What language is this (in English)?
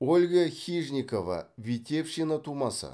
Kazakh